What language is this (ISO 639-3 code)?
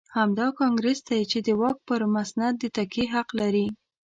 pus